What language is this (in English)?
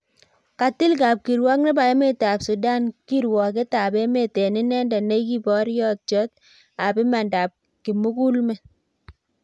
Kalenjin